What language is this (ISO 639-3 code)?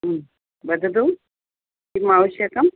san